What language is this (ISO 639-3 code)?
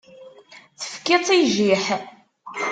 kab